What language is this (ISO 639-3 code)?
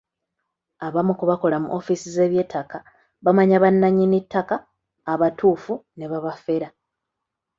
lug